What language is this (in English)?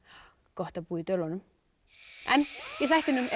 Icelandic